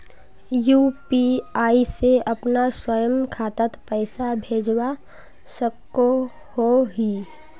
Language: Magahi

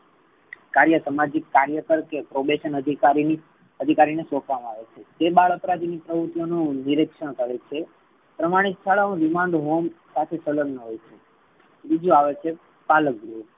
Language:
Gujarati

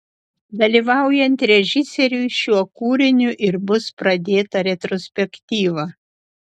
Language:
Lithuanian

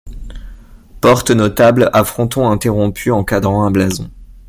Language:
French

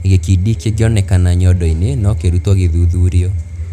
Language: Kikuyu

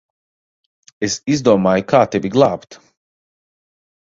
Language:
Latvian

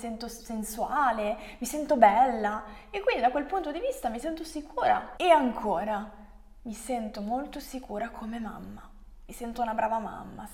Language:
Italian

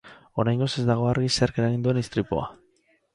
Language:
Basque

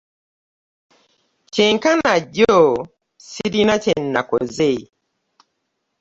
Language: Ganda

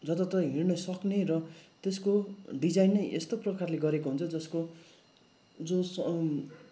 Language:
Nepali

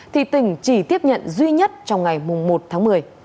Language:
Vietnamese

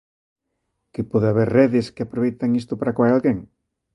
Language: Galician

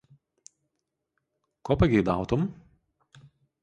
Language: Lithuanian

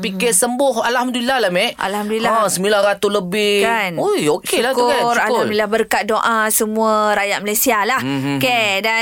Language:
Malay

